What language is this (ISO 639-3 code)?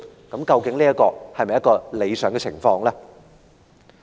yue